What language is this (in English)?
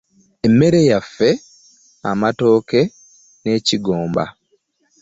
Ganda